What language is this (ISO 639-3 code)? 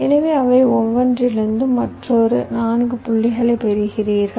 tam